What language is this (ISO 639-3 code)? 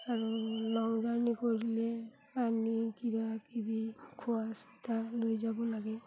asm